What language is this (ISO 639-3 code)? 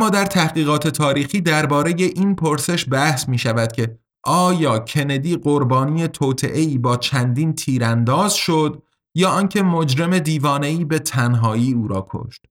fas